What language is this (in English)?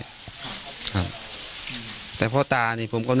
Thai